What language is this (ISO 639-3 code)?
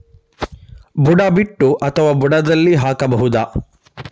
kan